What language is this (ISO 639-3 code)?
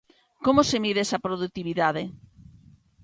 glg